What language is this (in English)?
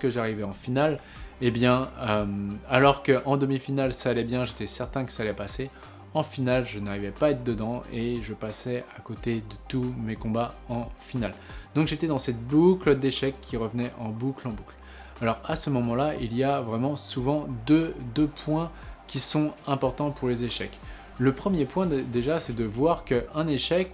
French